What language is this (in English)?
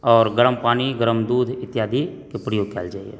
Maithili